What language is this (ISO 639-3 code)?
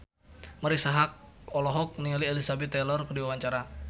sun